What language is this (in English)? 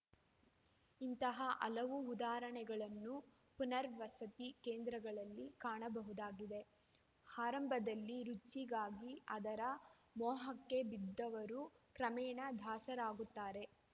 Kannada